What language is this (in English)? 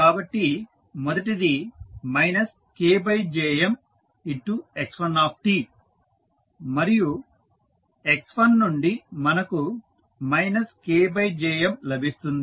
Telugu